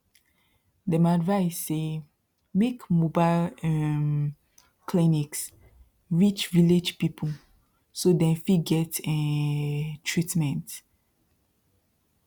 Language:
Nigerian Pidgin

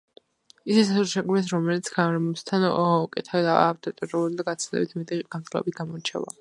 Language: Georgian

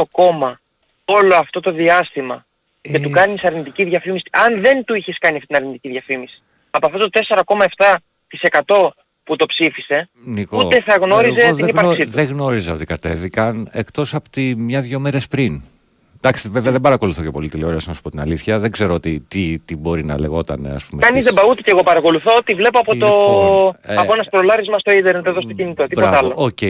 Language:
Greek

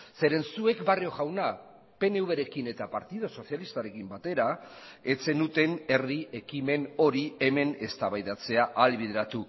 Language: Basque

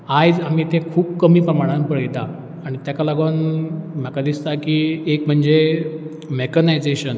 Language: Konkani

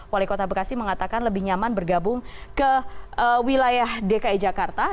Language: Indonesian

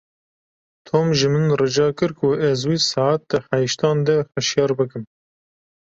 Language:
Kurdish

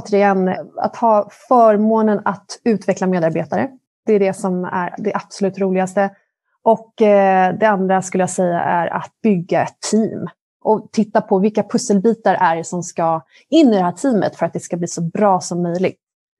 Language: Swedish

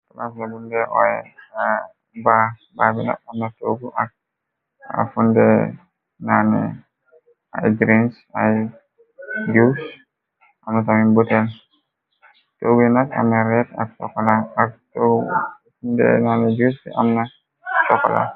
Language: Wolof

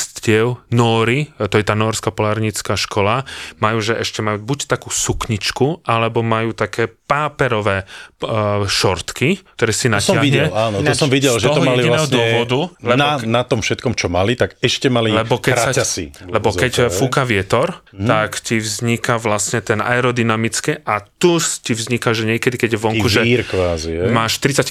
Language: Slovak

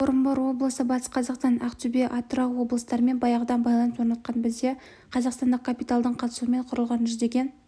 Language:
Kazakh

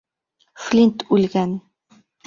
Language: Bashkir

